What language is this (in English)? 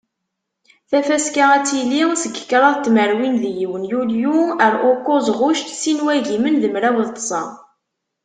Kabyle